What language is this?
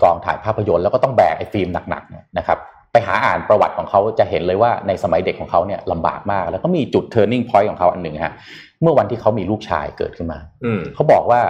Thai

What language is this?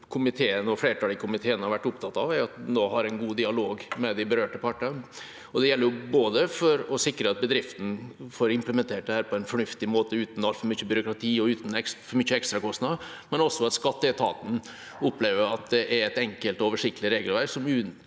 Norwegian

